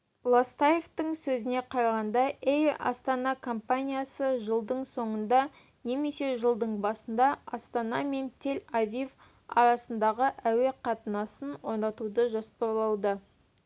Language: Kazakh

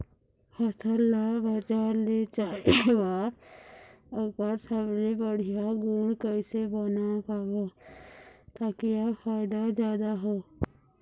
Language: Chhattisgarhi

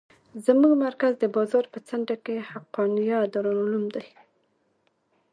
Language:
Pashto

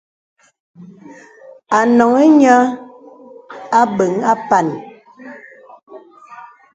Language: Bebele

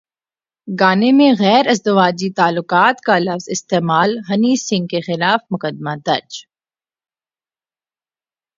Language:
Urdu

